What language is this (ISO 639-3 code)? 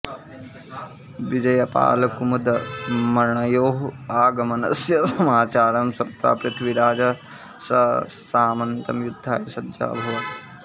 san